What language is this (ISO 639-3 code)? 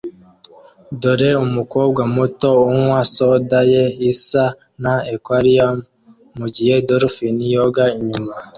kin